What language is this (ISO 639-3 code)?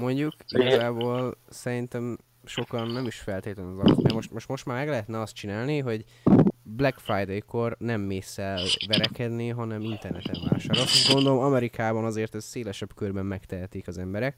hun